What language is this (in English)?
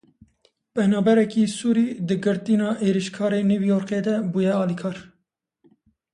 Kurdish